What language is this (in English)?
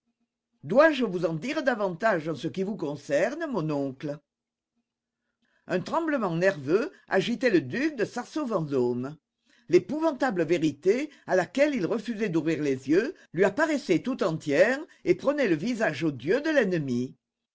French